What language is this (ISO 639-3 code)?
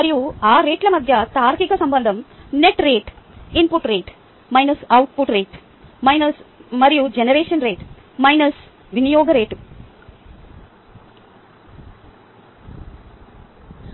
tel